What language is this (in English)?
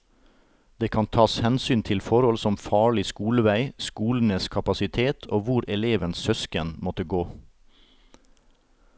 Norwegian